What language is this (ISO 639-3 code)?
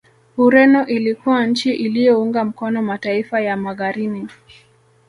swa